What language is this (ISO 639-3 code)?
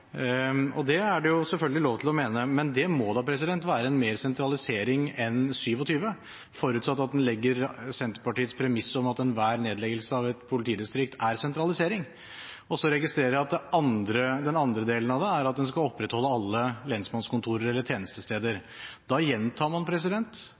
nob